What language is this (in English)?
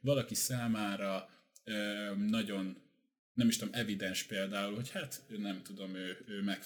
Hungarian